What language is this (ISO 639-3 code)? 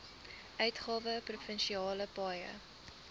afr